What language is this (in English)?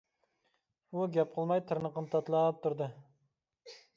Uyghur